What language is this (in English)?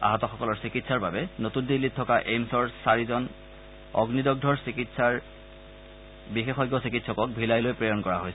Assamese